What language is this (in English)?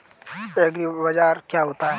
Hindi